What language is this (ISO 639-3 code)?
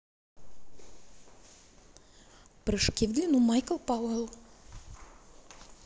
rus